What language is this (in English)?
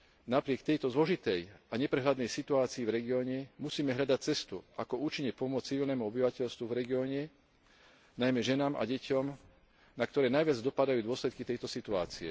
Slovak